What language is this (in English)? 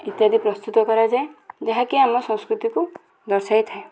Odia